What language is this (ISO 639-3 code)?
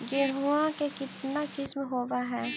mag